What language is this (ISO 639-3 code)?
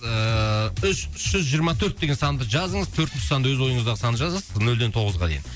kaz